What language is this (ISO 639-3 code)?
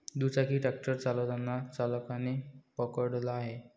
mar